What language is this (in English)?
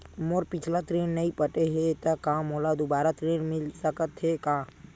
Chhattisgarhi